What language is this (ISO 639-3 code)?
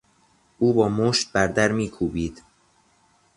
fas